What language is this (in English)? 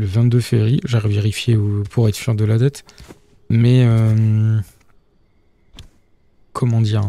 French